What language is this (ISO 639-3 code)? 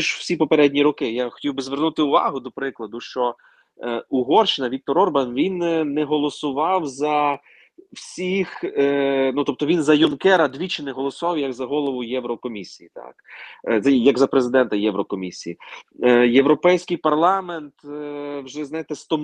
ukr